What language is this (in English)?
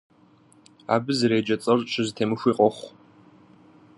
Kabardian